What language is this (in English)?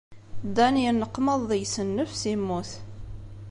Kabyle